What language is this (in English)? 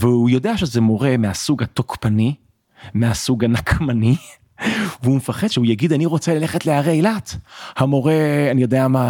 Hebrew